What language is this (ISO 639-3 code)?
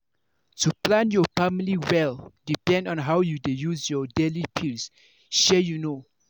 pcm